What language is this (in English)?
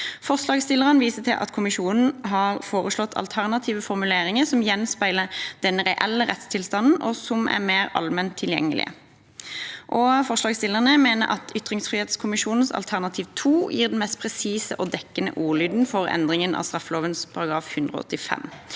Norwegian